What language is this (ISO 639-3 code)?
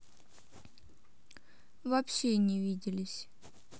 rus